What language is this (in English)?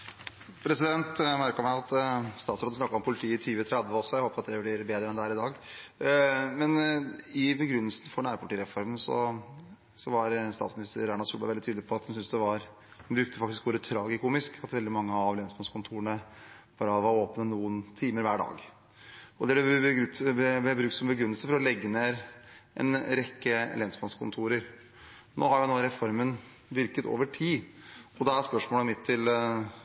Norwegian Bokmål